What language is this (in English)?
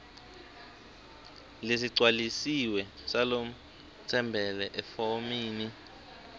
Swati